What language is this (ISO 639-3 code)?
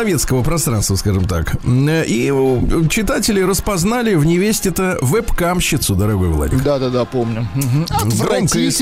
rus